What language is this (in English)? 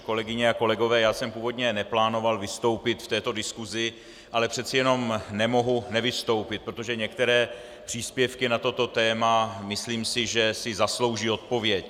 Czech